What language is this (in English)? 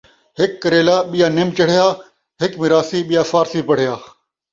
Saraiki